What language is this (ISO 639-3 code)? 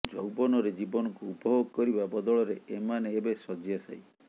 ori